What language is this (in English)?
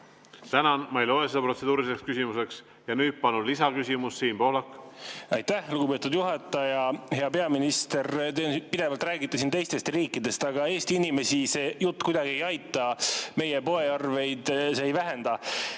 Estonian